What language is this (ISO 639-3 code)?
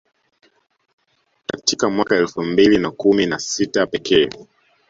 swa